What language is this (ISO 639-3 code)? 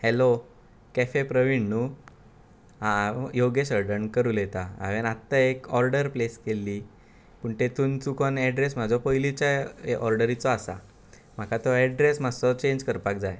kok